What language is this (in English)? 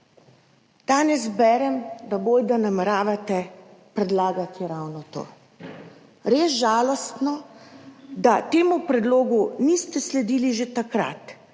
Slovenian